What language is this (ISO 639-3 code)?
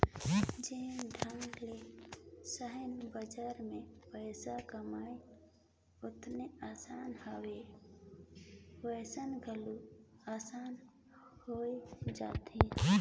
hne